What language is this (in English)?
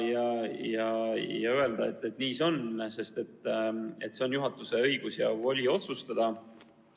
Estonian